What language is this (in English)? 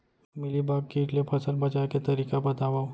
Chhattisgarhi